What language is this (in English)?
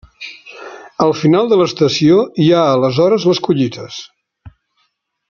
Catalan